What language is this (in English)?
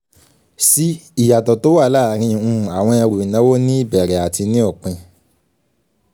Yoruba